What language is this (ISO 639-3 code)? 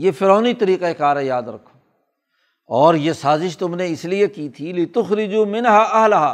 urd